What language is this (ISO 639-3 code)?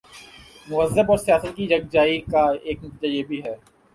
urd